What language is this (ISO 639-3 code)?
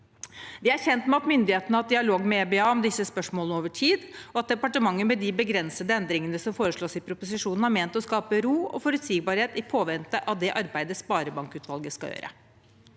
nor